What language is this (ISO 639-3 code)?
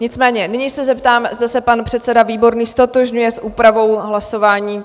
ces